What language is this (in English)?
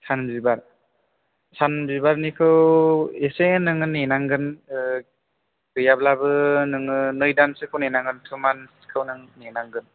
Bodo